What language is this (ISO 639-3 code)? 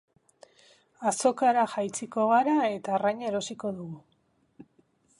eus